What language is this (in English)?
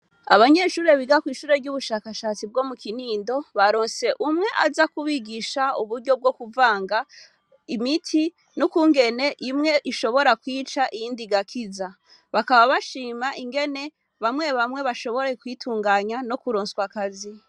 Rundi